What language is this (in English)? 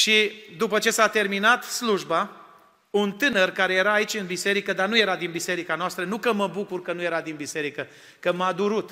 Romanian